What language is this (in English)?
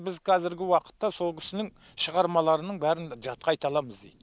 Kazakh